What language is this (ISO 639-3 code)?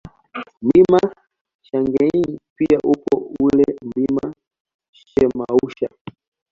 swa